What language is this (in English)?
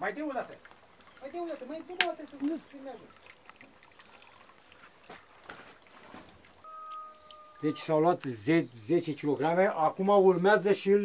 Romanian